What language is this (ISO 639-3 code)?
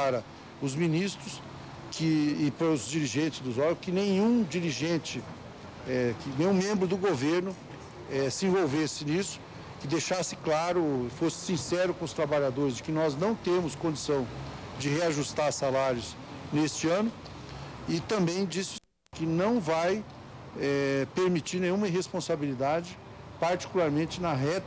por